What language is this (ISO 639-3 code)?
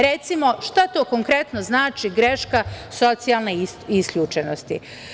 srp